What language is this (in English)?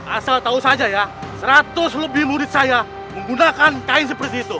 Indonesian